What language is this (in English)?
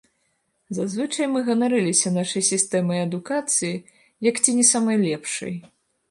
Belarusian